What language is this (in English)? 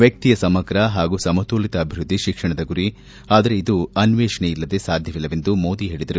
Kannada